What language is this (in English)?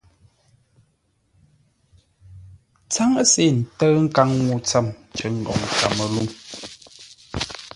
Ngombale